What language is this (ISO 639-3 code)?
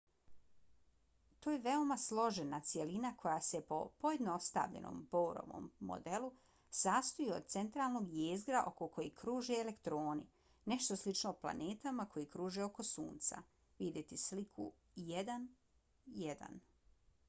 bos